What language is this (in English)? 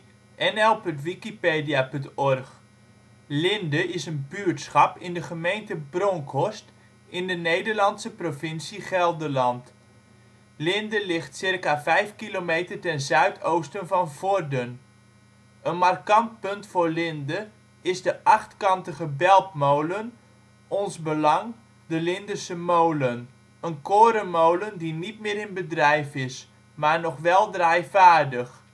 Dutch